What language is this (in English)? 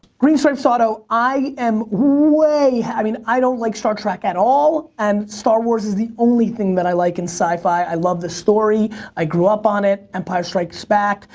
English